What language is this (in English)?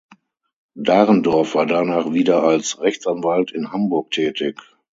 German